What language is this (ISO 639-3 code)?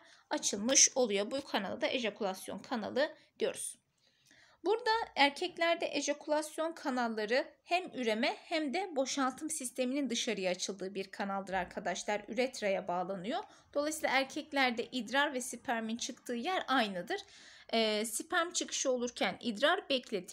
tur